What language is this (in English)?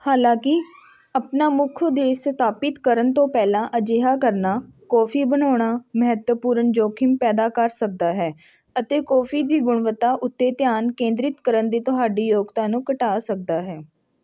Punjabi